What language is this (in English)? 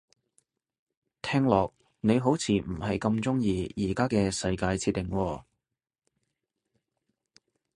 Cantonese